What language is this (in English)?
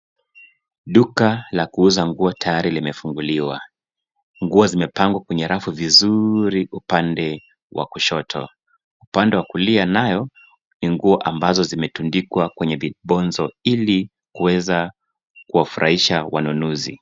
Swahili